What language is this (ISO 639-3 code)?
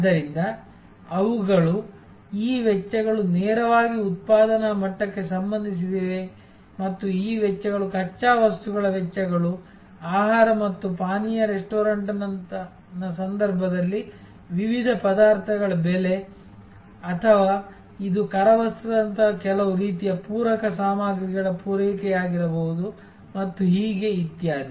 kan